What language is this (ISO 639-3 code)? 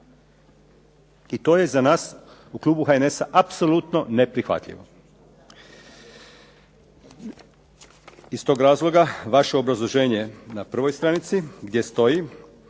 hrv